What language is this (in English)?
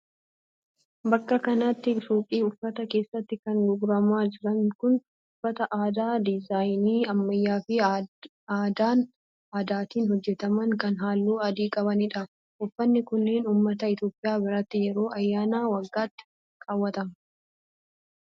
Oromo